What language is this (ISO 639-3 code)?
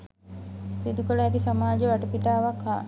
sin